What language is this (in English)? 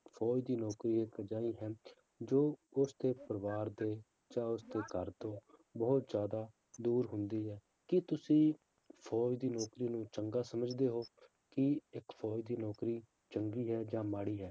Punjabi